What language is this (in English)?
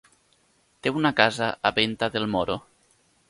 Catalan